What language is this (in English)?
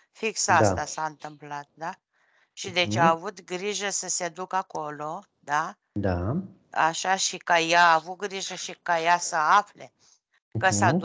Romanian